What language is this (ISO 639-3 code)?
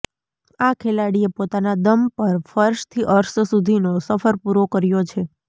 guj